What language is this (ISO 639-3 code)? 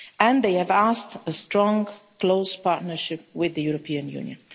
eng